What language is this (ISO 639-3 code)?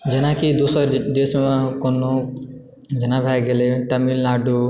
mai